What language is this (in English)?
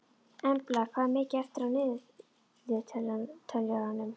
Icelandic